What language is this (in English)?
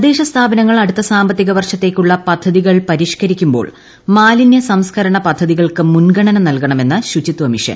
Malayalam